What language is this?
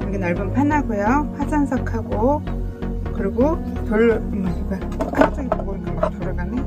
Korean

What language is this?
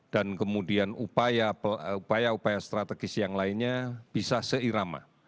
Indonesian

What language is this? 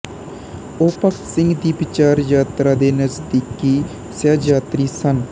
Punjabi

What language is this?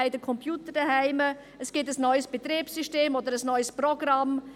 Swiss German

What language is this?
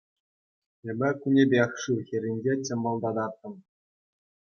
Chuvash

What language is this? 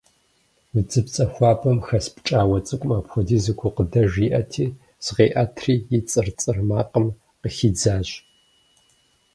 Kabardian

